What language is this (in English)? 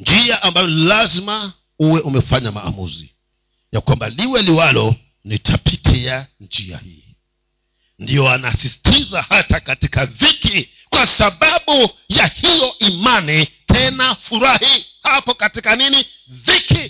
Swahili